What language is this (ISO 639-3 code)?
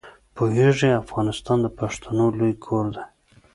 pus